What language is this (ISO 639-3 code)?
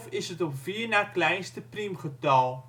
nld